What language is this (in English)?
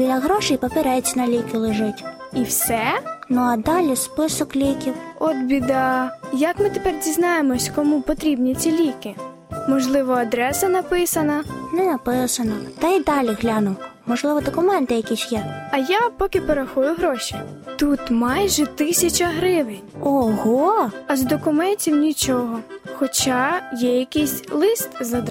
Ukrainian